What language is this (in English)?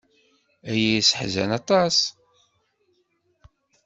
Kabyle